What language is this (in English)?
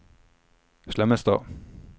Norwegian